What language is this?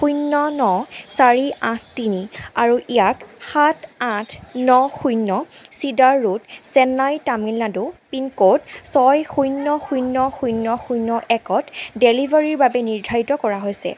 Assamese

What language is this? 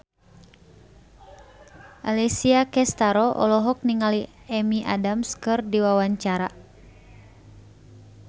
Sundanese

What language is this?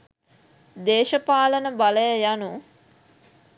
Sinhala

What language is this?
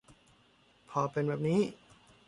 Thai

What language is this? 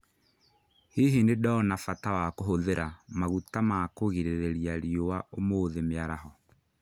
Kikuyu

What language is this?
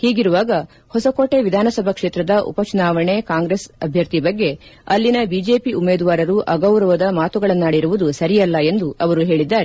Kannada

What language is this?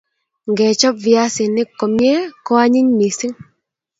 Kalenjin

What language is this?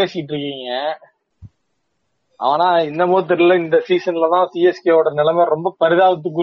Tamil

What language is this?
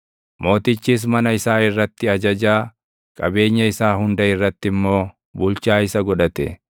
Oromo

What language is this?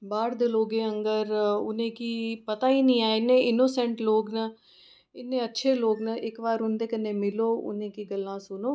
Dogri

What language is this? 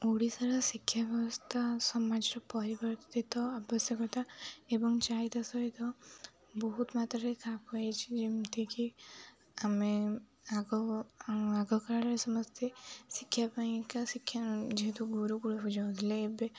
Odia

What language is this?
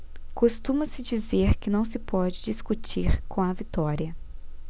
Portuguese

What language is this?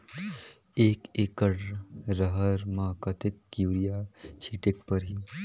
Chhattisgarhi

